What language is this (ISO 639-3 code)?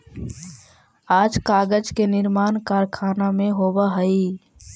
mag